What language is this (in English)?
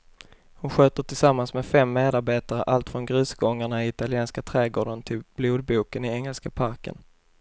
Swedish